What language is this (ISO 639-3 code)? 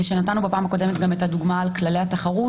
heb